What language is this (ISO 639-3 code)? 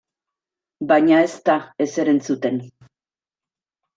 eus